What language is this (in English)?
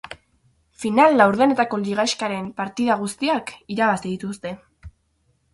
Basque